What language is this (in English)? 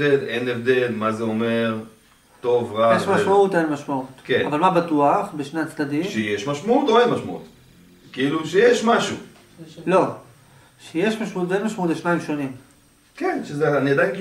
Hebrew